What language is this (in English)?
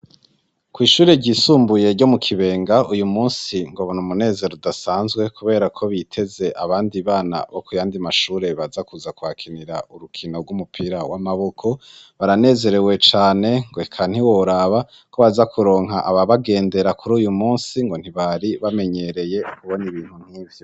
Rundi